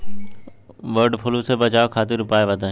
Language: Bhojpuri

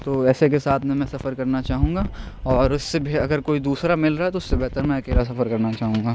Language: Urdu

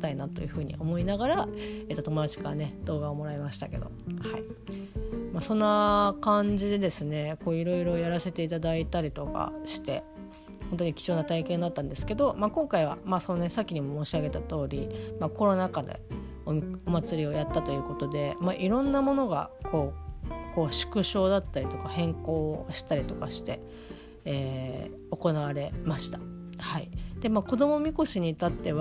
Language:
Japanese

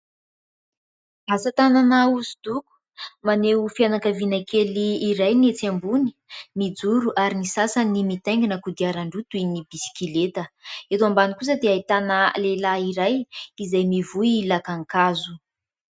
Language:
Malagasy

